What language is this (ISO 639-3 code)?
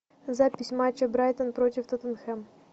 rus